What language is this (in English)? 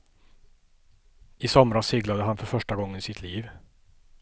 Swedish